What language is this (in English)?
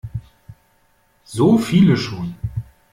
German